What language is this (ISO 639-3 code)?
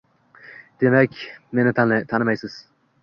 uzb